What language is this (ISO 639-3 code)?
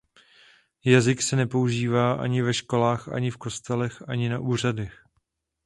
ces